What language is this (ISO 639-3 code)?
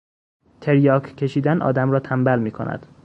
fas